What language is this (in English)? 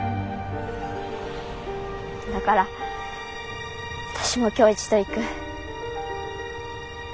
Japanese